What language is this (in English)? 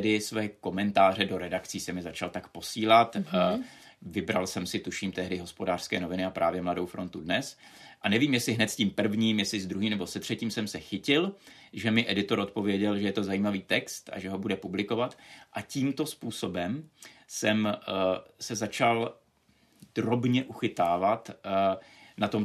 Czech